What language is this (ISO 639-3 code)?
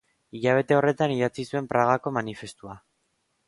eus